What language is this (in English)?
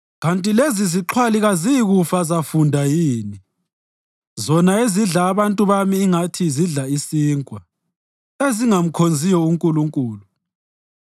North Ndebele